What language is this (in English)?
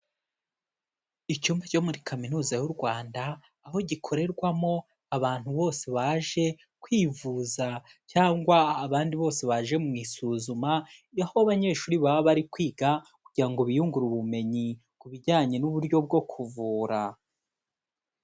Kinyarwanda